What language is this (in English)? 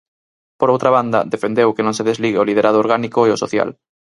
Galician